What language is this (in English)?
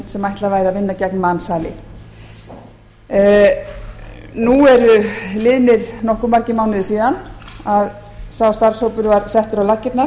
Icelandic